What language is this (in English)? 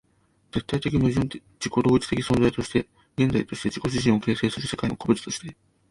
Japanese